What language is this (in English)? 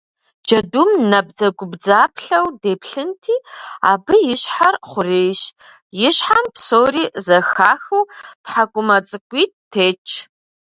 Kabardian